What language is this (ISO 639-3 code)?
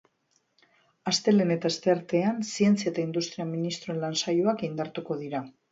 eus